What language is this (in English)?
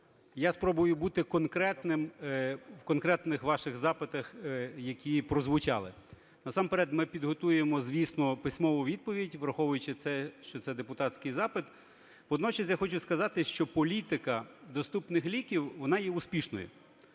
Ukrainian